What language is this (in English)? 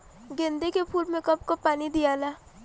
Bhojpuri